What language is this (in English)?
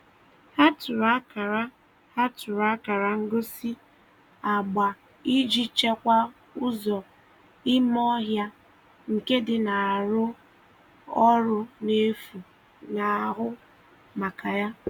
Igbo